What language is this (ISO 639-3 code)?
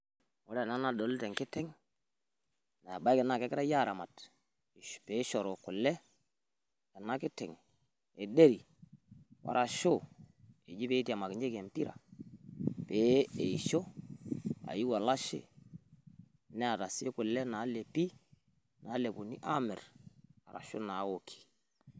mas